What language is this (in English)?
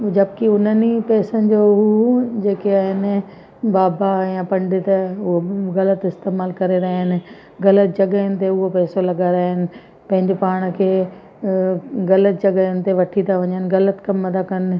Sindhi